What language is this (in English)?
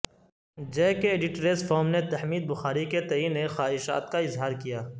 Urdu